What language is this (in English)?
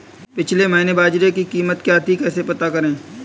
Hindi